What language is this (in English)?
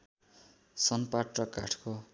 Nepali